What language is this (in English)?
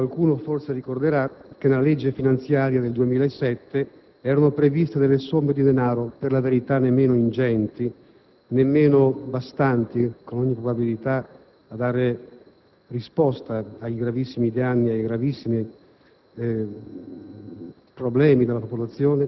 Italian